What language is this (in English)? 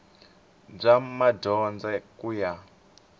Tsonga